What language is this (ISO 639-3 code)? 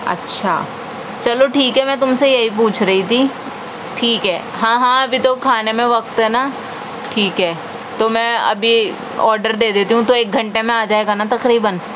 urd